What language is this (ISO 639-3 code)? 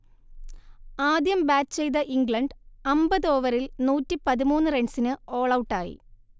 mal